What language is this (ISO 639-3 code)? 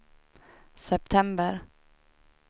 swe